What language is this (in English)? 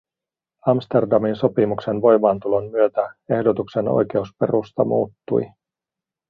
Finnish